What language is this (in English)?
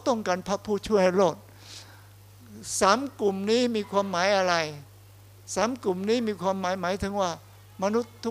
Thai